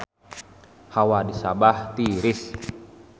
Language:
Sundanese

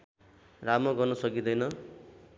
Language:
Nepali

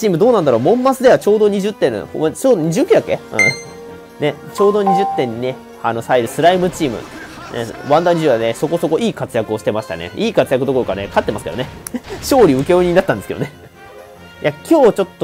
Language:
Japanese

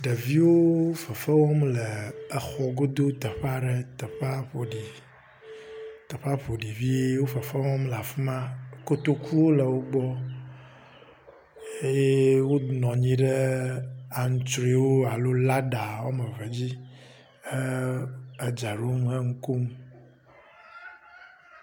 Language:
Ewe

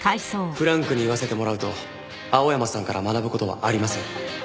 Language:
Japanese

